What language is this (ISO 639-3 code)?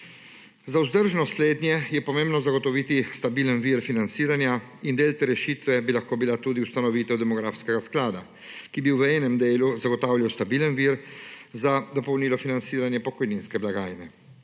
slv